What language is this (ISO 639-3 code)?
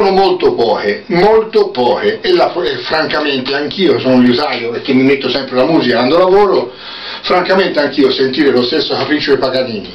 ita